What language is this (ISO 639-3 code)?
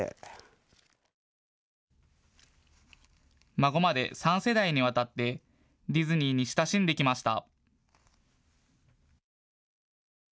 jpn